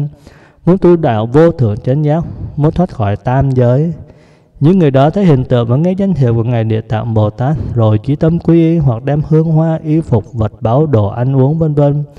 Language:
Vietnamese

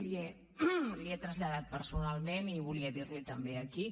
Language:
Catalan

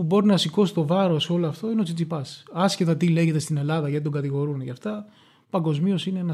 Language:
Greek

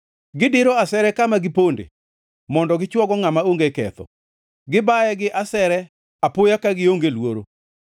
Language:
Luo (Kenya and Tanzania)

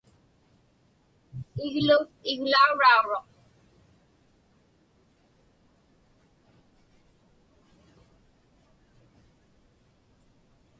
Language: Inupiaq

